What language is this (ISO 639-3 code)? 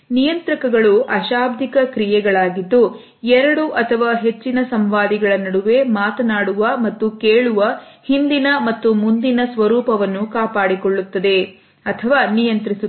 kan